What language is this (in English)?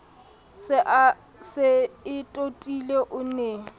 Southern Sotho